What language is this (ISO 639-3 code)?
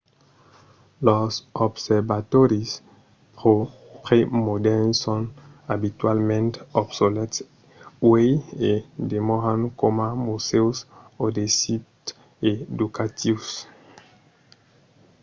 oci